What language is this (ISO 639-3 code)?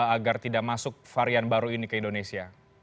ind